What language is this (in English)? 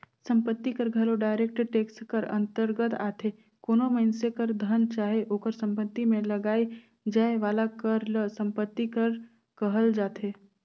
Chhattisgarhi